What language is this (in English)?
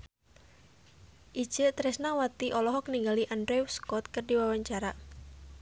Sundanese